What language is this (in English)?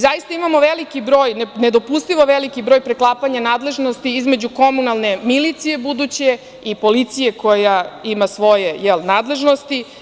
Serbian